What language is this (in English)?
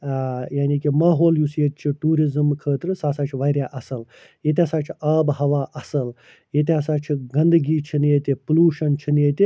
Kashmiri